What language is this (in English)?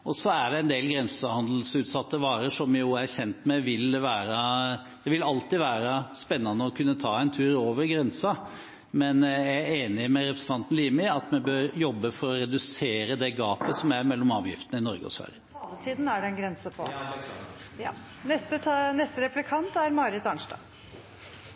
Norwegian Bokmål